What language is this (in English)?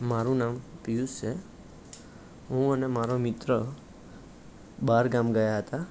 Gujarati